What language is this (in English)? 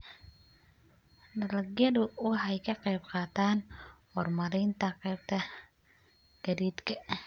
Somali